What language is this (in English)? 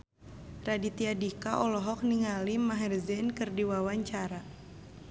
Sundanese